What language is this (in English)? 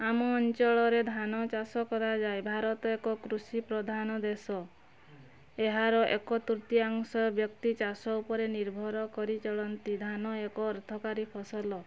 Odia